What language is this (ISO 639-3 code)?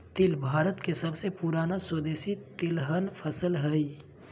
mag